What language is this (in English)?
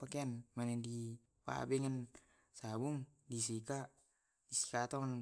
Tae'